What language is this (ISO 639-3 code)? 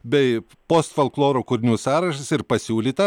lit